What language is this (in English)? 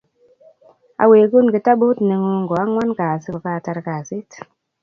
Kalenjin